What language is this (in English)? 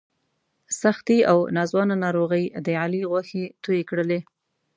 Pashto